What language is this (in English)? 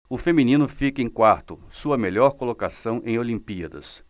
Portuguese